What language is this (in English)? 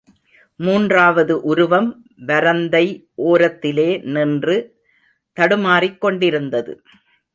Tamil